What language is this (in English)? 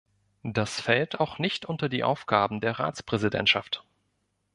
German